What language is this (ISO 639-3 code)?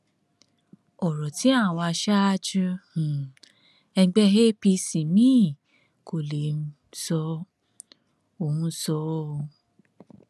yor